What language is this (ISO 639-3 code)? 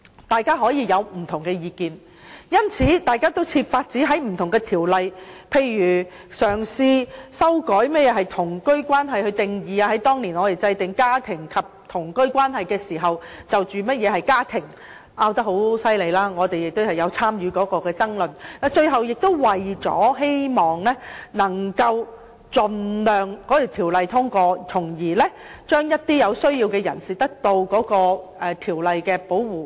yue